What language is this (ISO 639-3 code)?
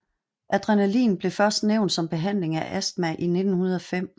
dan